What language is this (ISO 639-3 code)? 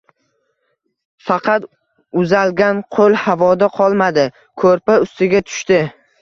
uzb